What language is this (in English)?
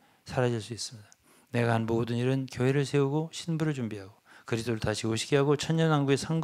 Korean